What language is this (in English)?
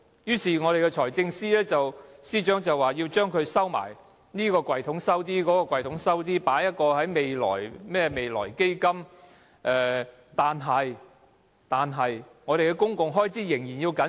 Cantonese